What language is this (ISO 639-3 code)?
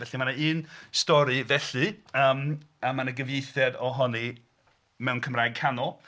cym